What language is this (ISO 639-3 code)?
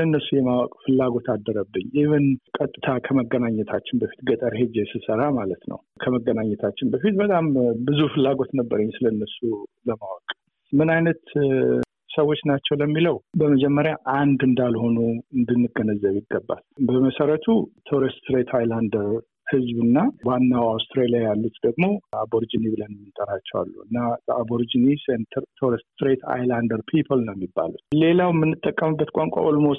amh